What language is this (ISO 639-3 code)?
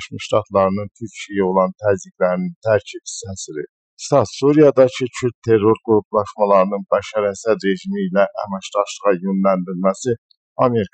tur